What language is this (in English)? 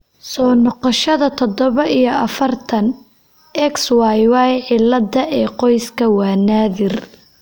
Somali